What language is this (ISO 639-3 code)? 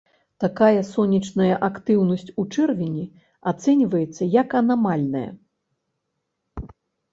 bel